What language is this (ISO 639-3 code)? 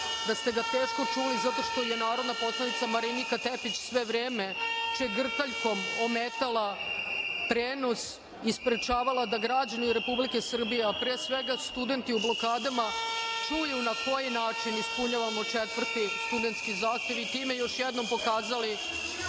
srp